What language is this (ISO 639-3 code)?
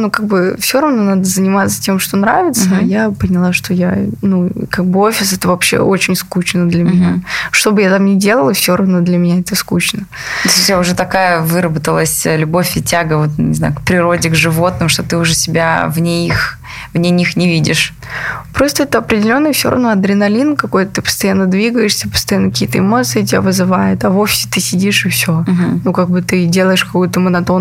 rus